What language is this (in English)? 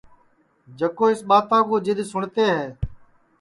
Sansi